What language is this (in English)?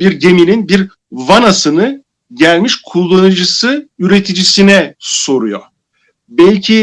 Turkish